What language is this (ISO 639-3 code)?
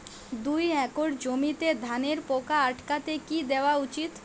ben